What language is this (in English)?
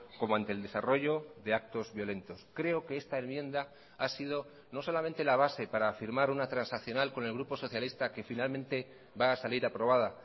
Spanish